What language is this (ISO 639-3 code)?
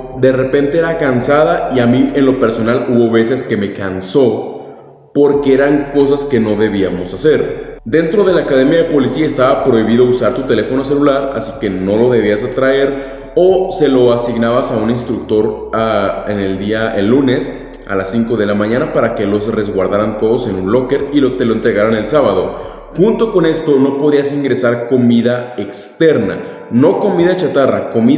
spa